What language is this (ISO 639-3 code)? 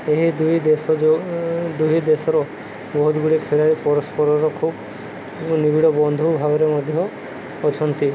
ori